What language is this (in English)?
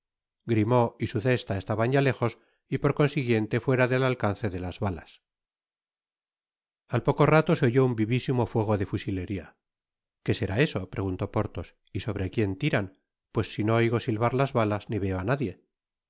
Spanish